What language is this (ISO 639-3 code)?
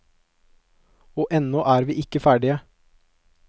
nor